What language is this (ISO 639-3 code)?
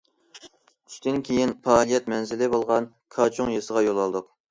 uig